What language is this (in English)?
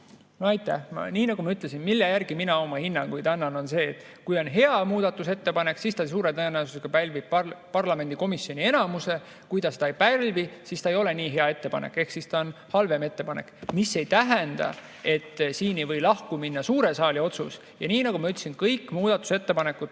Estonian